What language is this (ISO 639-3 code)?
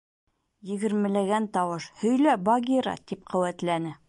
bak